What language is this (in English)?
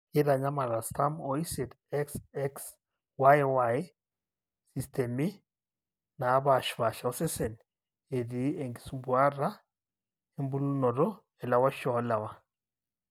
Masai